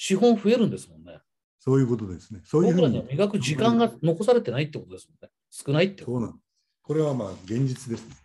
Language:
Japanese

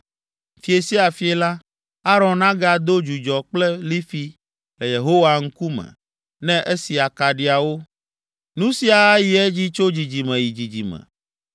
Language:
Ewe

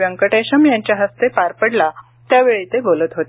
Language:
Marathi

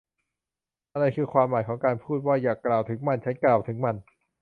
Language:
Thai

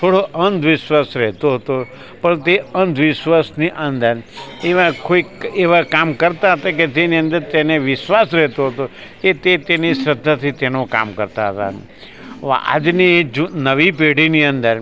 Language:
Gujarati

